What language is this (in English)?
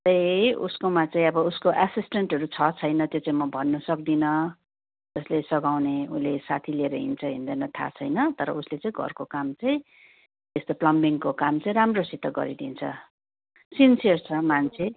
Nepali